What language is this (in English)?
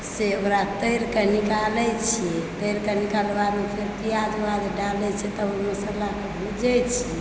Maithili